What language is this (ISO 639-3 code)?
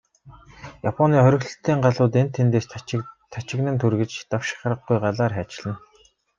mon